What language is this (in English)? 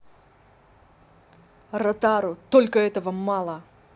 Russian